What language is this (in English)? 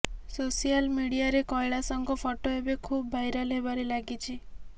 Odia